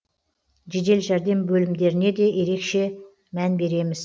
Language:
Kazakh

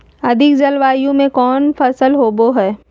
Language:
Magahi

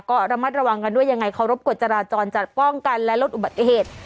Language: Thai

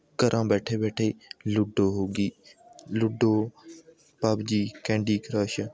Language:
Punjabi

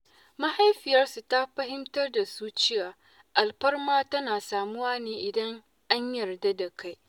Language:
Hausa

